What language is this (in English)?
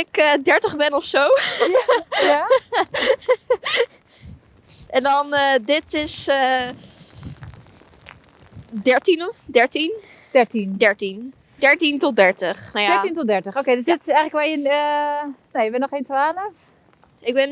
Dutch